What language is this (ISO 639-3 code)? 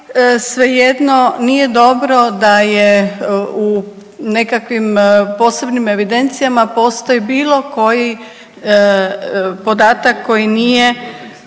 hrv